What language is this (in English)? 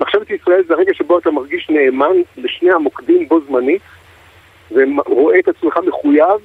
Hebrew